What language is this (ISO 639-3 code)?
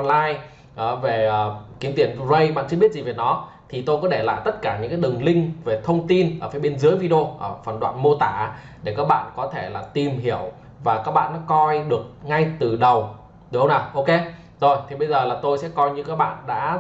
vie